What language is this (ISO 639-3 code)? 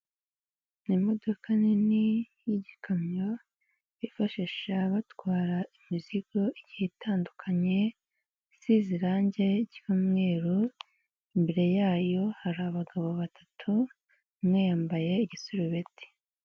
kin